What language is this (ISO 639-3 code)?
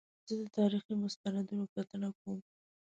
pus